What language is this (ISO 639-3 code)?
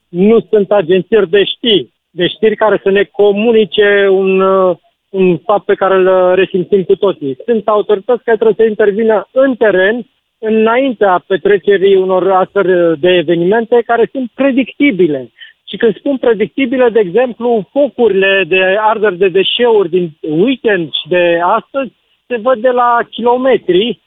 ron